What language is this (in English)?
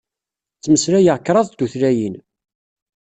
Kabyle